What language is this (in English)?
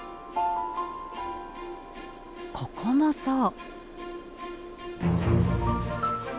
Japanese